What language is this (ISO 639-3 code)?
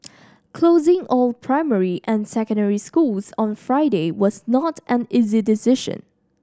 eng